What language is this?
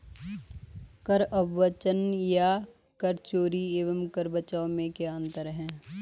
Hindi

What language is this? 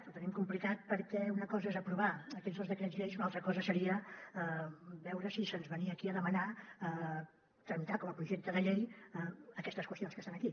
Catalan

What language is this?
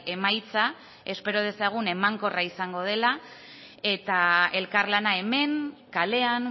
Basque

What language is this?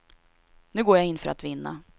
Swedish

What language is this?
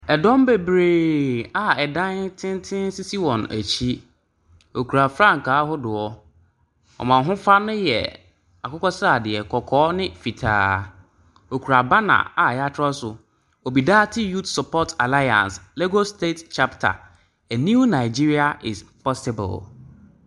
Akan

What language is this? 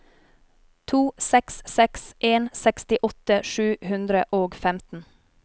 Norwegian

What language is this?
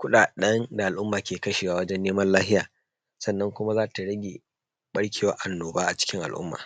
Hausa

